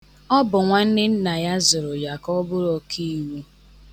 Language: Igbo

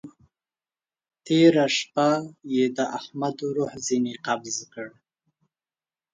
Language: Pashto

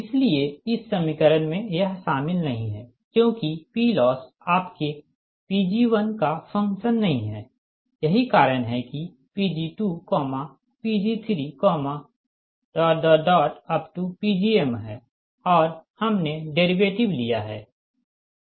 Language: Hindi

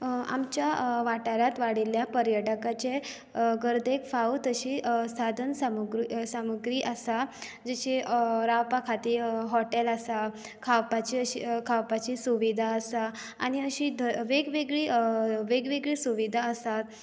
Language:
Konkani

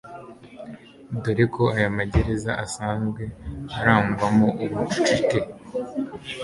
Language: Kinyarwanda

